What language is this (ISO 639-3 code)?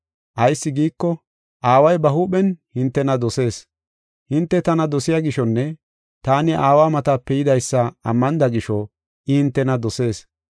gof